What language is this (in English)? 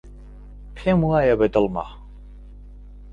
Central Kurdish